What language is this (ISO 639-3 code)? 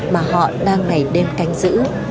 vie